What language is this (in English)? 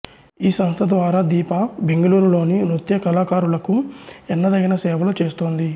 Telugu